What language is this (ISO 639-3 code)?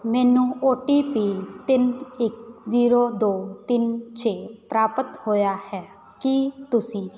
pan